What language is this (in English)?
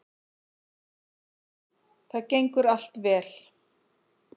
Icelandic